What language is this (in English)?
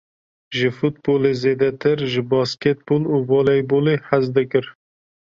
Kurdish